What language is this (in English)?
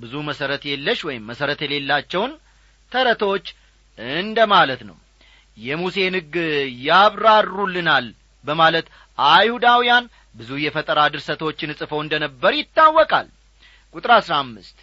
Amharic